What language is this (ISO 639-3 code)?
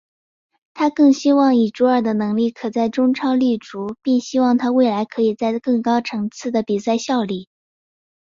zho